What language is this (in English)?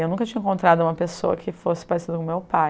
Portuguese